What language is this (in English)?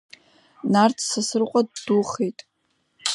Abkhazian